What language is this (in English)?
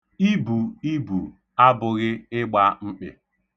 Igbo